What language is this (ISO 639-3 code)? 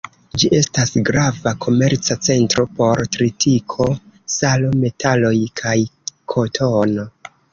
epo